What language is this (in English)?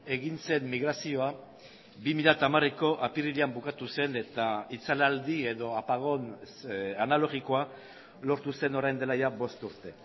Basque